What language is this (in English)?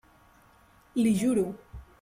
Catalan